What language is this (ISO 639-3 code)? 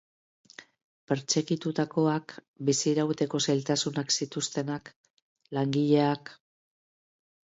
eus